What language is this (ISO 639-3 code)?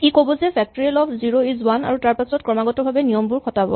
asm